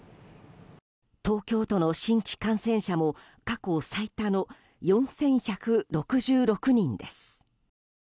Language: Japanese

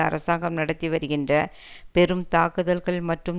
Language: Tamil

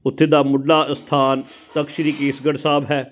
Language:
Punjabi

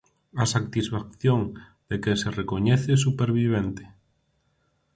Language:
Galician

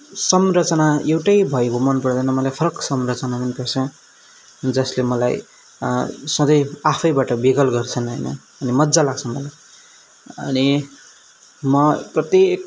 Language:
Nepali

